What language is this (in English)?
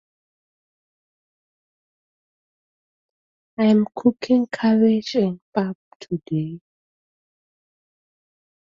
English